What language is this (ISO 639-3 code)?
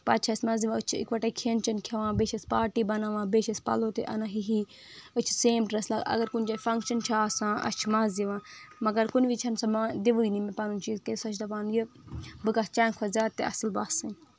kas